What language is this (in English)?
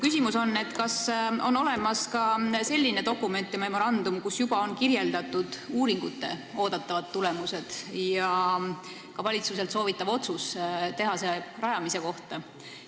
Estonian